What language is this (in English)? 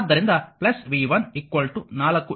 Kannada